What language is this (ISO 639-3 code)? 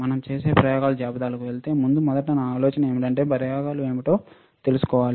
tel